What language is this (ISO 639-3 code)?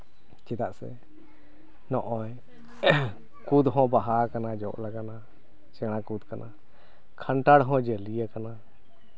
sat